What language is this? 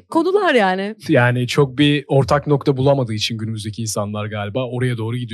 Turkish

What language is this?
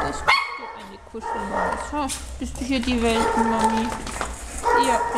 German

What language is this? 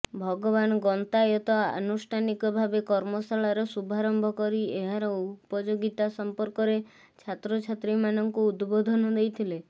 Odia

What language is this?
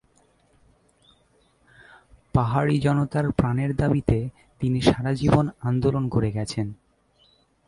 Bangla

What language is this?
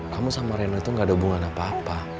Indonesian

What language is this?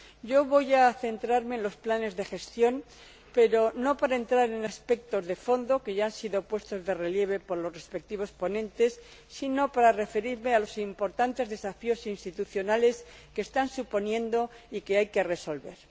Spanish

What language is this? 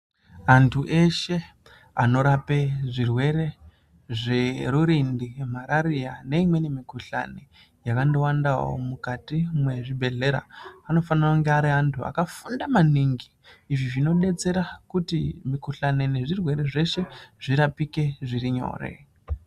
Ndau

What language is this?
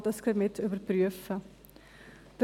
Swiss German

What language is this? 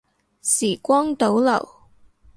Cantonese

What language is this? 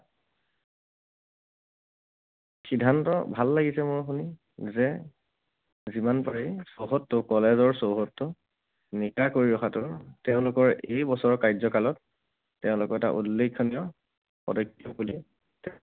Assamese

